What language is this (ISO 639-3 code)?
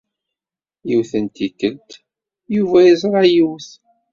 kab